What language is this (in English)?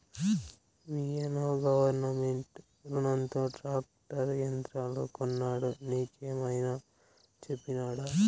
Telugu